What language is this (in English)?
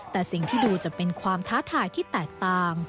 Thai